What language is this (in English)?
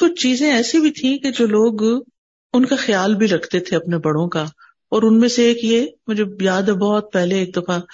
Urdu